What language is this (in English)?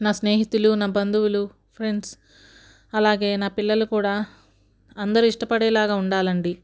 Telugu